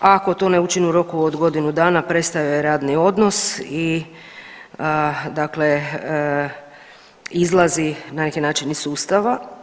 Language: Croatian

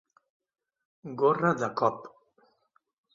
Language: Catalan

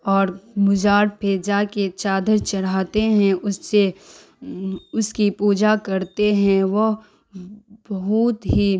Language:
Urdu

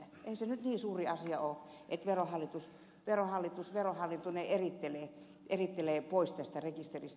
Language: Finnish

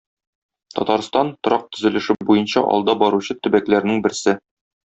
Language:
Tatar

